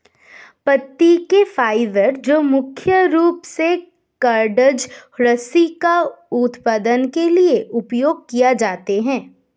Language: Hindi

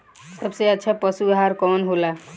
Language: Bhojpuri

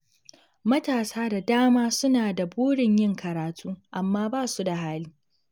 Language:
Hausa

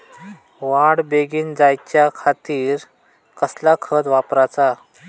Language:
Marathi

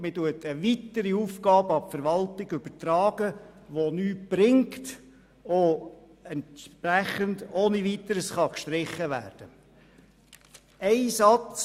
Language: Swiss German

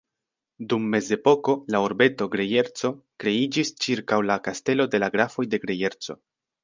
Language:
Esperanto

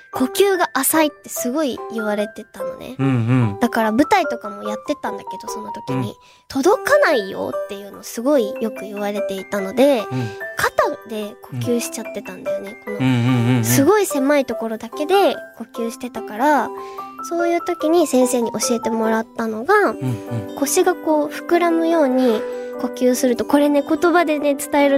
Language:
Japanese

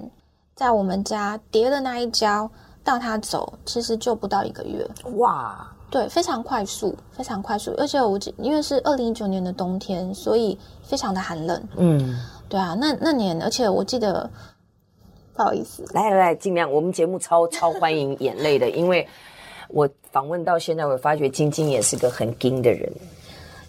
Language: Chinese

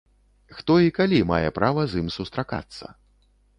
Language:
Belarusian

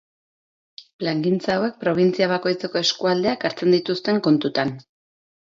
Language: Basque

